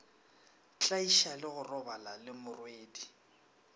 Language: Northern Sotho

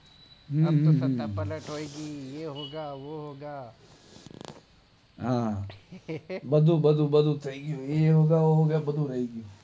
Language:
Gujarati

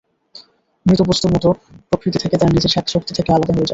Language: Bangla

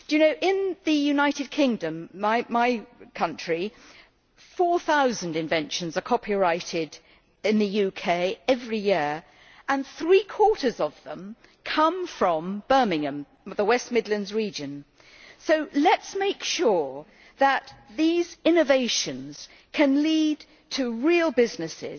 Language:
English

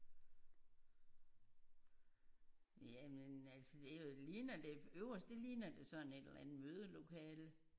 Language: Danish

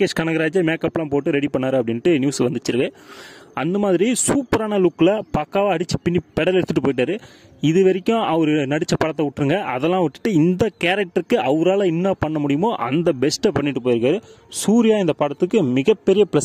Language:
Romanian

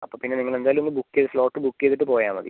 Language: Malayalam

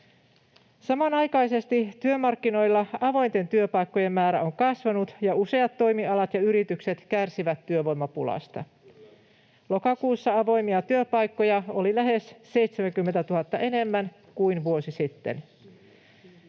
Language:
Finnish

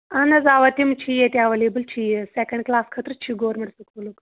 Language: Kashmiri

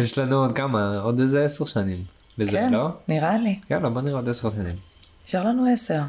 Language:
Hebrew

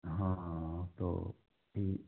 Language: Hindi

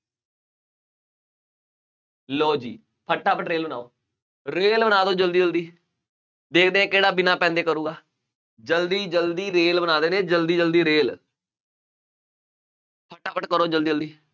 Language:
Punjabi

